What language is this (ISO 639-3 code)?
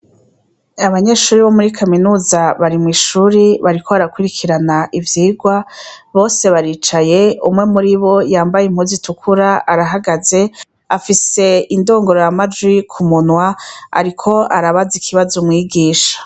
run